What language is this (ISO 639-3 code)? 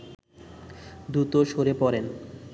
ben